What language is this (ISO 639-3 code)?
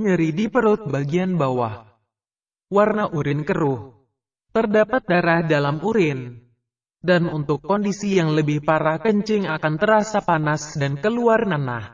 ind